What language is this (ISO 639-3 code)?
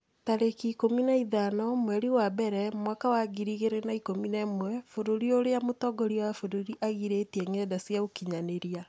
kik